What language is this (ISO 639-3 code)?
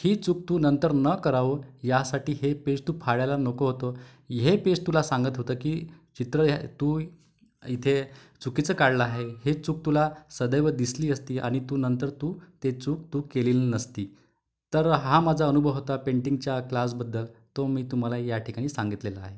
mar